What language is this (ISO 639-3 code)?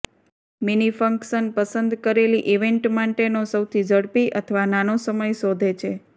guj